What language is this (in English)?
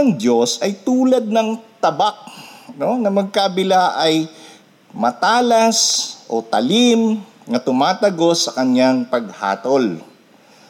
Filipino